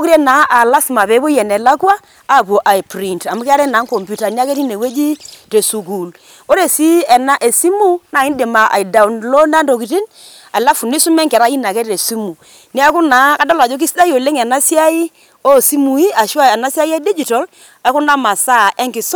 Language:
Masai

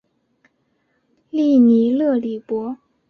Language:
Chinese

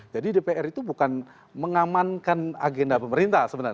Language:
Indonesian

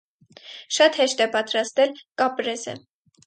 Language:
Armenian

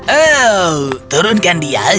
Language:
Indonesian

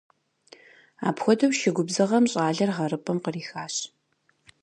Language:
Kabardian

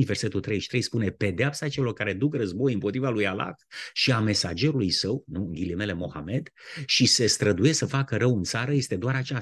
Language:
Romanian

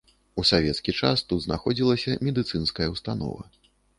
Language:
Belarusian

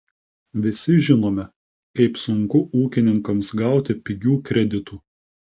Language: Lithuanian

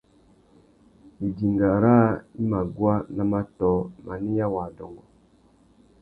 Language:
Tuki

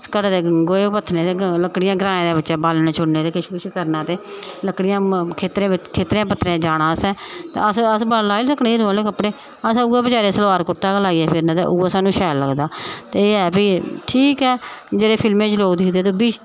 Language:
Dogri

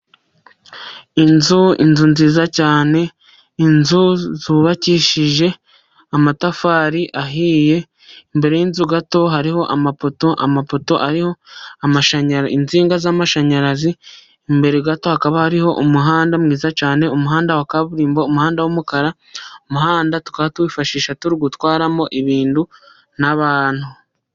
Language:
Kinyarwanda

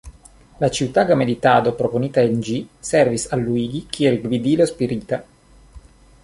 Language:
Esperanto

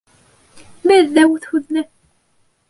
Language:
Bashkir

